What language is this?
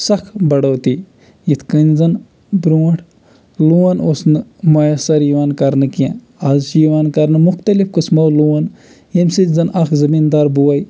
Kashmiri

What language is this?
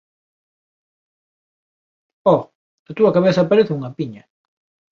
Galician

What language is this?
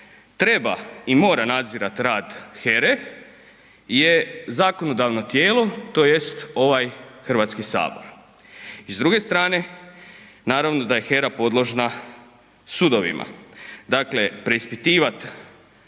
Croatian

